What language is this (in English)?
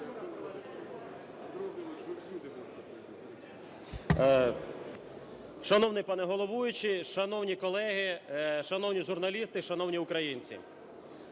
Ukrainian